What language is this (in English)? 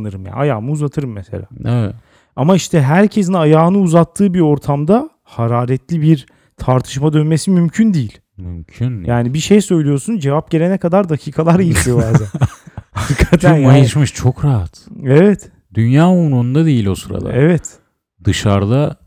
Turkish